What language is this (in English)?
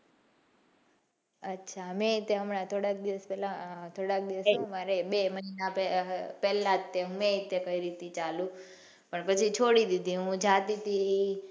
Gujarati